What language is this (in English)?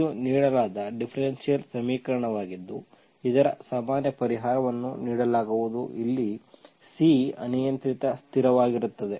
Kannada